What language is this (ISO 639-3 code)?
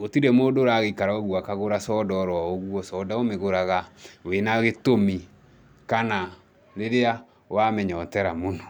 kik